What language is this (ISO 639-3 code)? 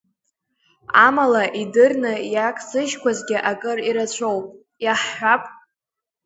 abk